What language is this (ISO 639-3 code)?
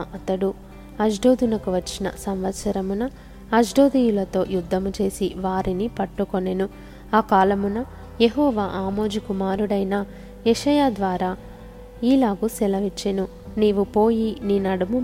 tel